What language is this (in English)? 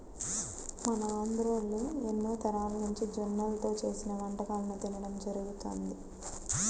Telugu